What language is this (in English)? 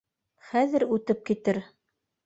Bashkir